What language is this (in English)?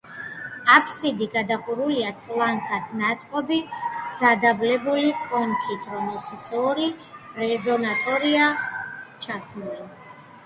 Georgian